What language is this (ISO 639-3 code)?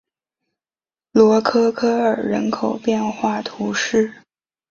zho